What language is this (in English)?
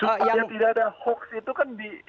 Indonesian